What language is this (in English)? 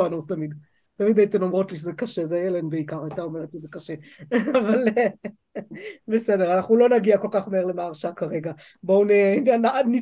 Hebrew